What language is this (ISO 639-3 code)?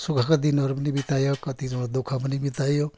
nep